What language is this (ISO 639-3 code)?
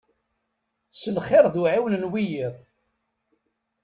kab